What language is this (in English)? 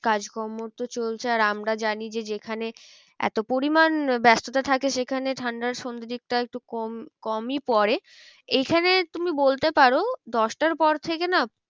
Bangla